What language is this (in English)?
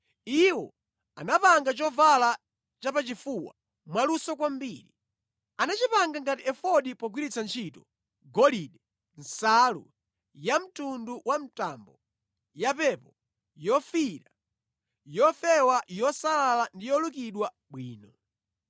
Nyanja